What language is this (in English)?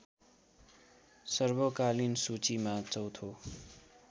Nepali